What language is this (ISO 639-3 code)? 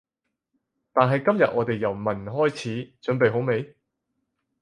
yue